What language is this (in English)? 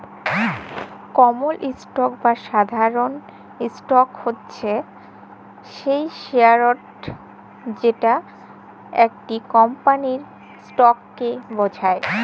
Bangla